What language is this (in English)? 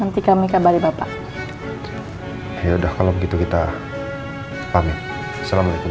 Indonesian